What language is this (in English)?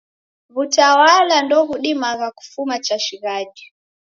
Taita